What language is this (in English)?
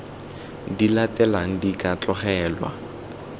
Tswana